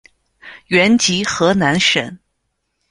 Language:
Chinese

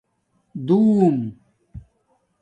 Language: Domaaki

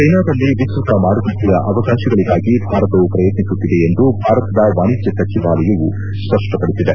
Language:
Kannada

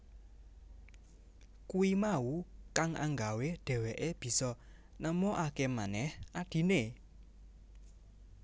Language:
Javanese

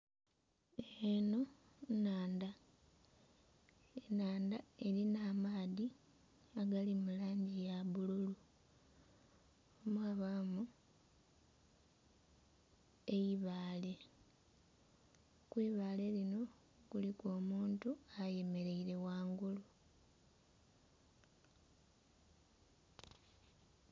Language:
Soga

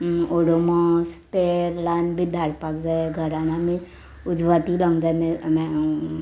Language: Konkani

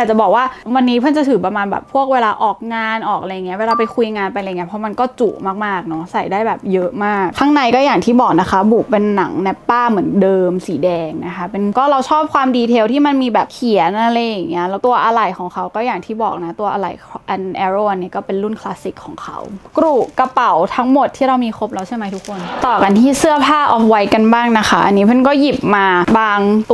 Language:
Thai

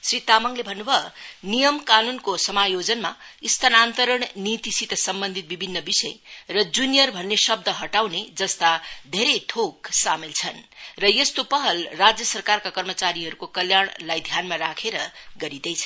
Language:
Nepali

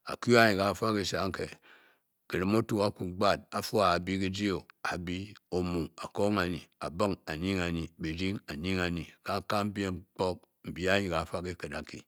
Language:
Bokyi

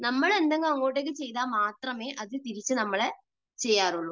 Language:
Malayalam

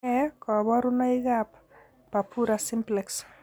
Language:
Kalenjin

